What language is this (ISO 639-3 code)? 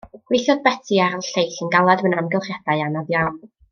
cym